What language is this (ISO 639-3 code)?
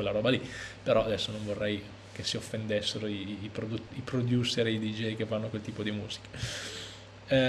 ita